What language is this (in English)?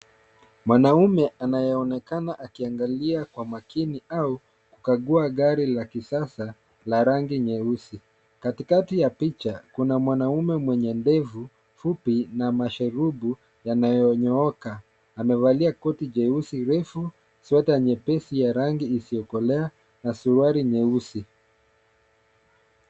Swahili